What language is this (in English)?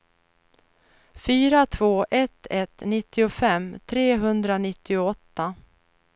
Swedish